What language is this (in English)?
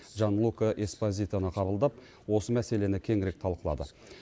Kazakh